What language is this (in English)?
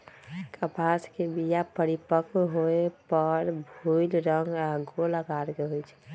Magahi